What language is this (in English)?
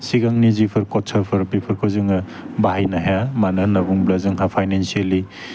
Bodo